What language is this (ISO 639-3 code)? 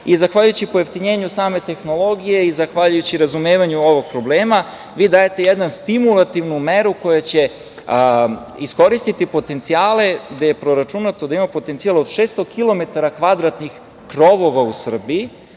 srp